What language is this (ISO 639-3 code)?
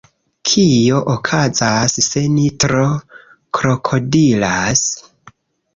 epo